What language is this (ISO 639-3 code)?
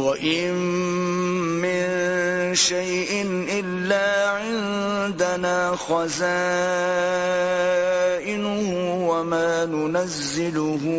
urd